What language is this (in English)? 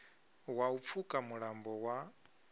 Venda